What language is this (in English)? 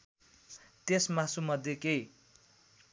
Nepali